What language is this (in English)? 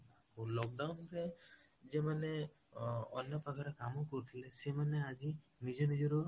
Odia